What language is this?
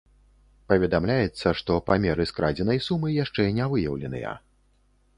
Belarusian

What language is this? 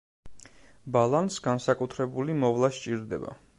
Georgian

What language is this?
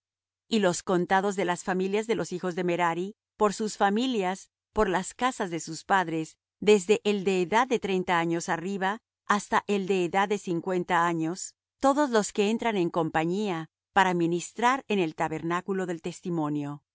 Spanish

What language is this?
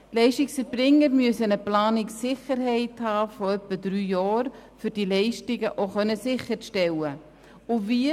Swiss German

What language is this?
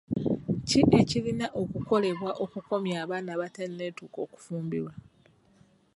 Ganda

